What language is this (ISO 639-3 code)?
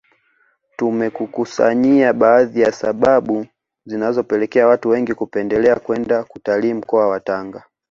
swa